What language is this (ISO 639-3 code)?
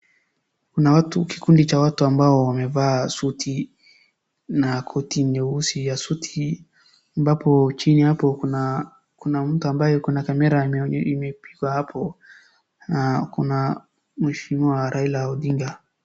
swa